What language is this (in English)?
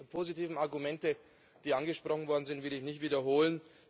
German